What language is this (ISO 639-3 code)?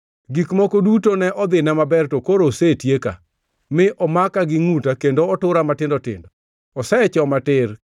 luo